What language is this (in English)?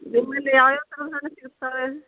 Kannada